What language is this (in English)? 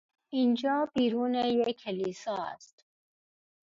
Persian